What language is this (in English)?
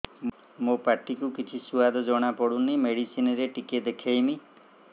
Odia